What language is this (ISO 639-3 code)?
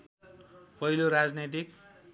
nep